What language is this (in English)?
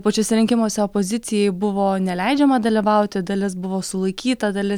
Lithuanian